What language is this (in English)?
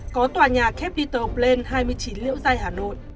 Vietnamese